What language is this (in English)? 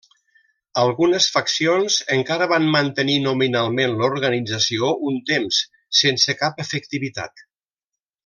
Catalan